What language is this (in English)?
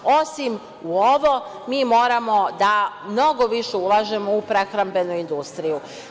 Serbian